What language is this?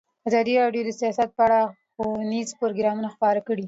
Pashto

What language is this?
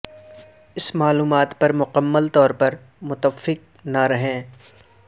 Urdu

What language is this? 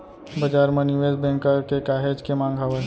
Chhattisgarhi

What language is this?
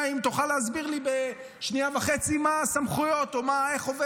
Hebrew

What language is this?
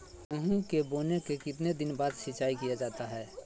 Magahi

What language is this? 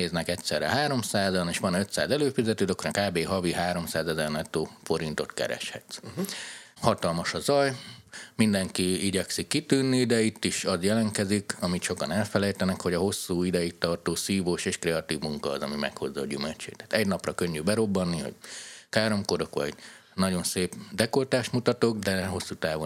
Hungarian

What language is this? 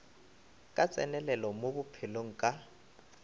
Northern Sotho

